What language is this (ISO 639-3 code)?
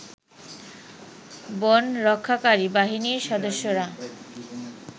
ben